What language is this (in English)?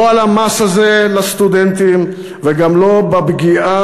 Hebrew